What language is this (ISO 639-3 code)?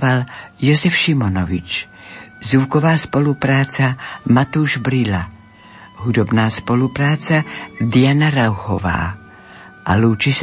slk